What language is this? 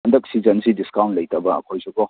Manipuri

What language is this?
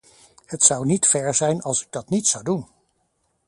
Dutch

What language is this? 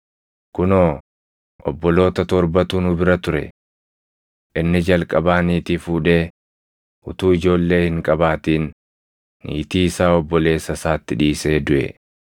Oromo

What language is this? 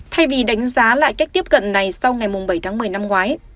Vietnamese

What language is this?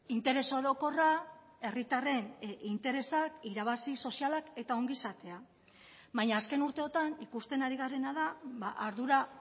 Basque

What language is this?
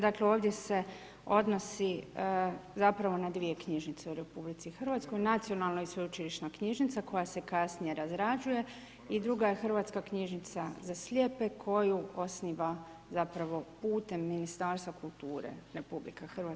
Croatian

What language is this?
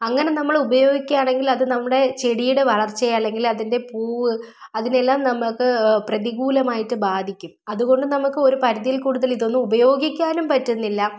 Malayalam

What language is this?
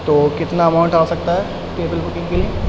Urdu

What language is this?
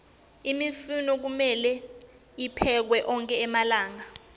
Swati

